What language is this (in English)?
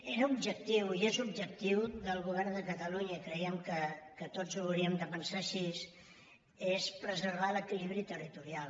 Catalan